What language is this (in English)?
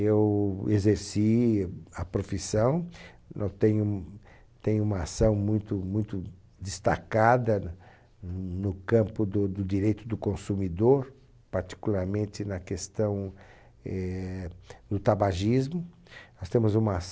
Portuguese